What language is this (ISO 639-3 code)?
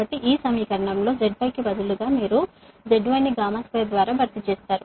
tel